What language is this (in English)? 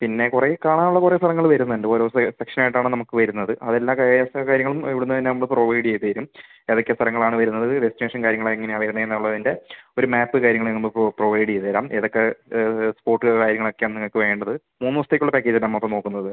Malayalam